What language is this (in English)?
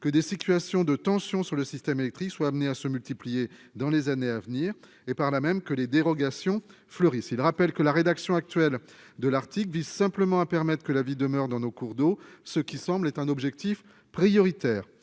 French